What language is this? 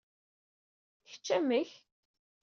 Kabyle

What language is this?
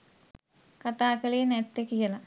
Sinhala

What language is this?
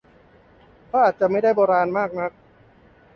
Thai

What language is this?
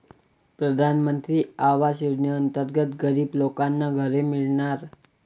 Marathi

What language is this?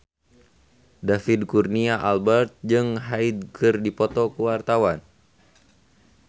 Sundanese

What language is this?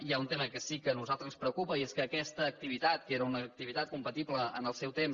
Catalan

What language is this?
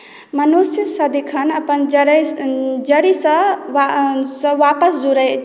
Maithili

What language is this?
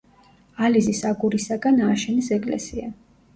Georgian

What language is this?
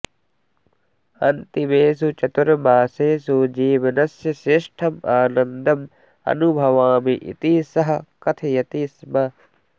Sanskrit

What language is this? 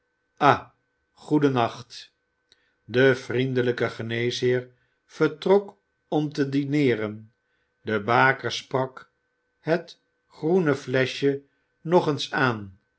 Dutch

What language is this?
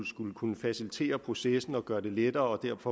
Danish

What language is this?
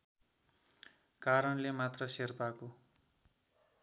Nepali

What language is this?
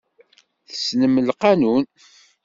Kabyle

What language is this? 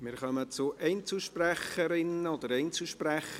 Swiss German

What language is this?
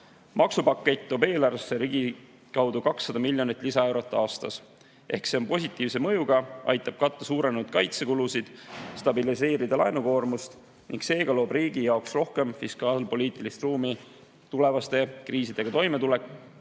Estonian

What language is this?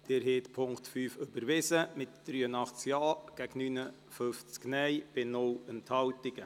Swiss German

